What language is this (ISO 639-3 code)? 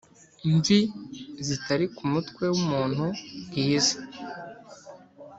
kin